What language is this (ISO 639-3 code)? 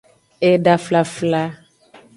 ajg